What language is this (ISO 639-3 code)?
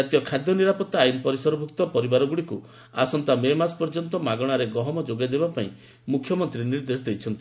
ori